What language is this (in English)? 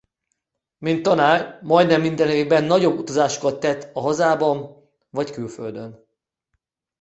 Hungarian